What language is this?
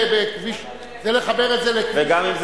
Hebrew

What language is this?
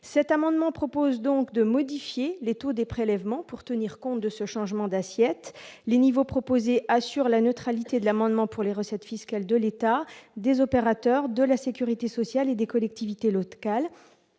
French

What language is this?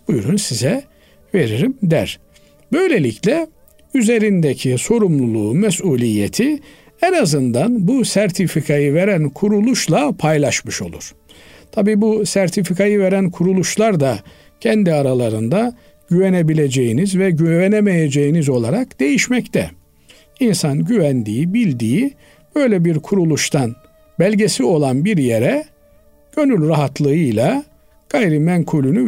Turkish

